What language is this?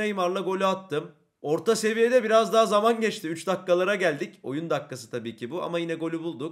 Turkish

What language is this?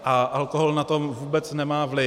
Czech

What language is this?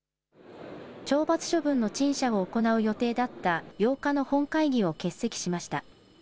Japanese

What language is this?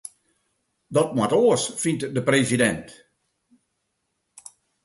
Western Frisian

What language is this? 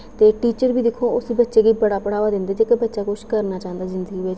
Dogri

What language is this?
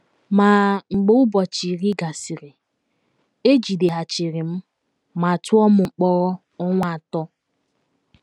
Igbo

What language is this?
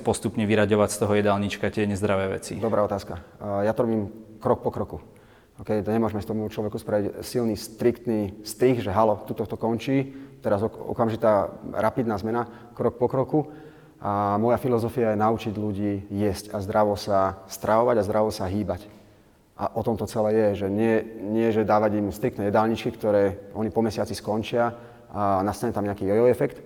Slovak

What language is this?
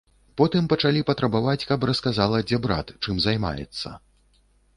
Belarusian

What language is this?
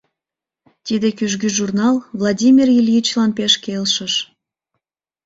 Mari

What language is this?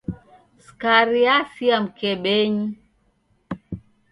Taita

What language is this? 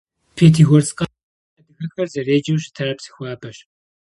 Kabardian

